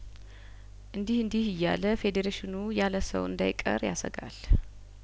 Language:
Amharic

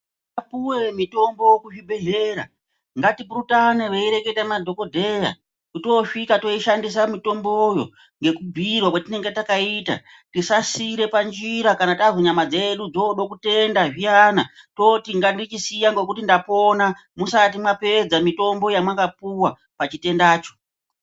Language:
Ndau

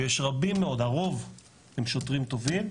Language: Hebrew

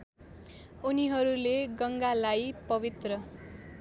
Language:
Nepali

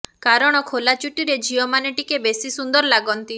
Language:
Odia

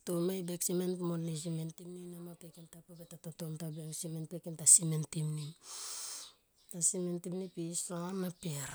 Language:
Tomoip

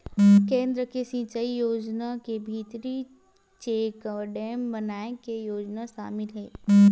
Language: Chhattisgarhi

